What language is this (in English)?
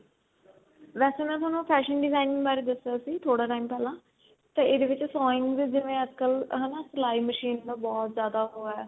Punjabi